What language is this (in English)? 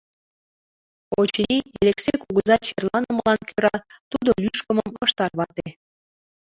Mari